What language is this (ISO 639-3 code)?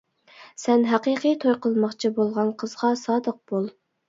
uig